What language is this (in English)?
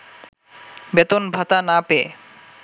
Bangla